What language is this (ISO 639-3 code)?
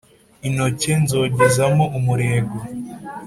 kin